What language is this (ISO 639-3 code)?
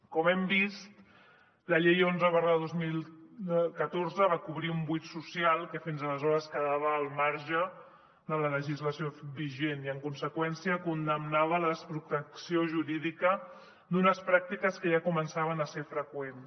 cat